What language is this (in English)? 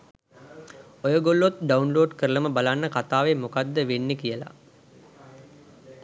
Sinhala